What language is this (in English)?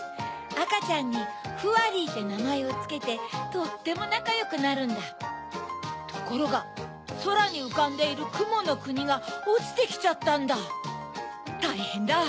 Japanese